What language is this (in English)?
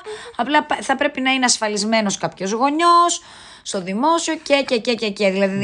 Greek